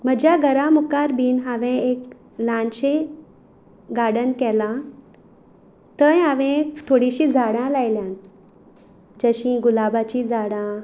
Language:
Konkani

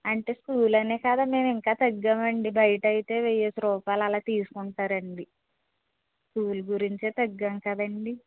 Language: Telugu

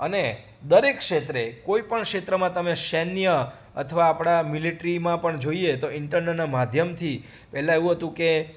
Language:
Gujarati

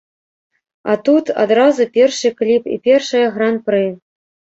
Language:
Belarusian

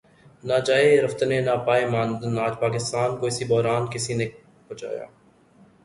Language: Urdu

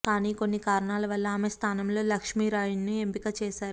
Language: Telugu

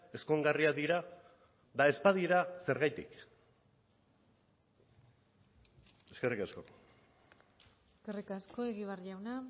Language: Basque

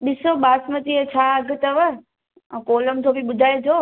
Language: Sindhi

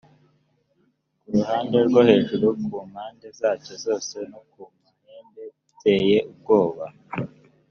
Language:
Kinyarwanda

